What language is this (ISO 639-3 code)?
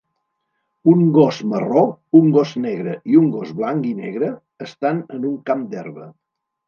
cat